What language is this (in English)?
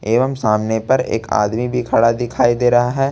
Hindi